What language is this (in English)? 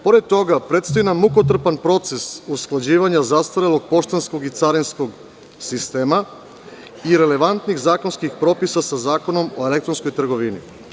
Serbian